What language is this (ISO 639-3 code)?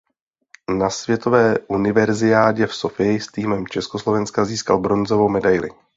ces